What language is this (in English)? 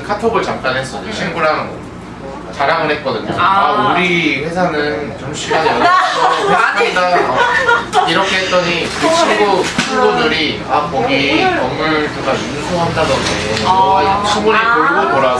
Korean